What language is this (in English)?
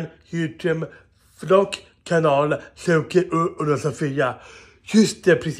Swedish